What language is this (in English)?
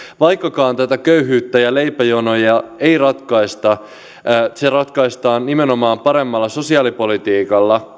Finnish